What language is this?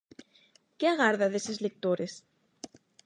Galician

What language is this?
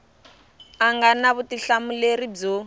Tsonga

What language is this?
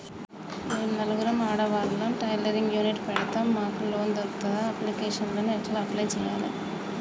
Telugu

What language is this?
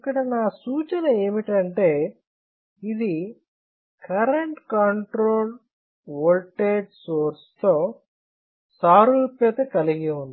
Telugu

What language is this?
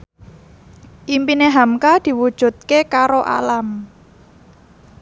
Javanese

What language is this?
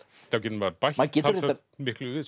Icelandic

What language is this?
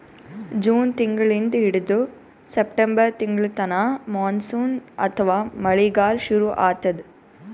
Kannada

